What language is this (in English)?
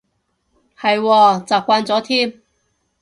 Cantonese